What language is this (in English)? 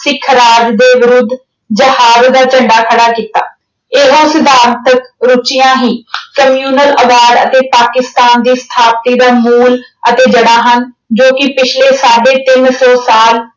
Punjabi